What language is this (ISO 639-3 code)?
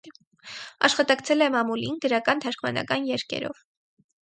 hye